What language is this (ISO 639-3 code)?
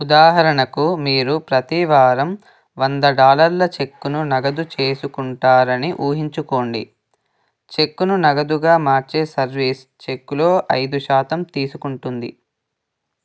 tel